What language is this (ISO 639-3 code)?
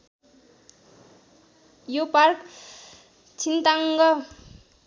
nep